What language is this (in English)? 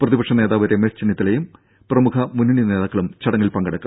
Malayalam